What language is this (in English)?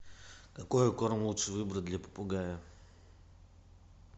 Russian